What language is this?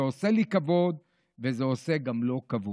Hebrew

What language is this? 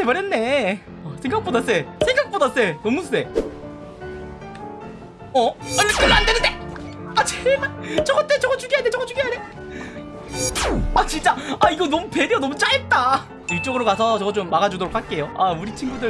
Korean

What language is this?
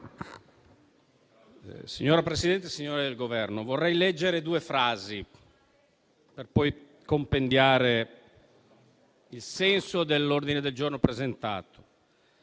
Italian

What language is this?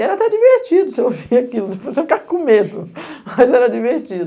Portuguese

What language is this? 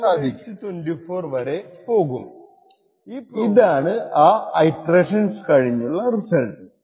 Malayalam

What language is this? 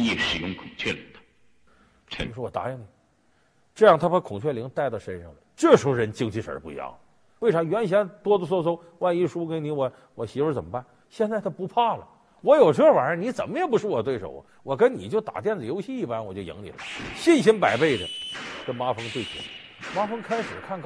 Chinese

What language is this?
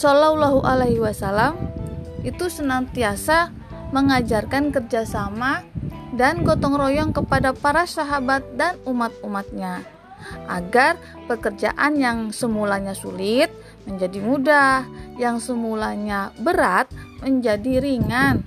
Indonesian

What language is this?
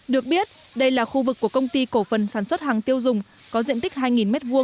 Vietnamese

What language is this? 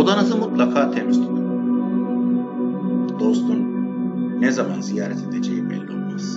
Turkish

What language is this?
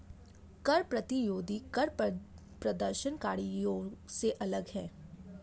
Hindi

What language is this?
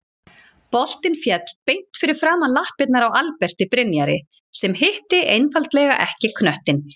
Icelandic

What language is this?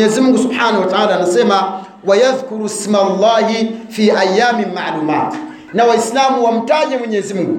Swahili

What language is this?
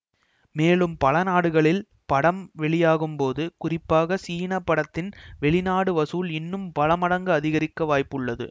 Tamil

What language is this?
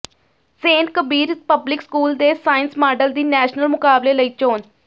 Punjabi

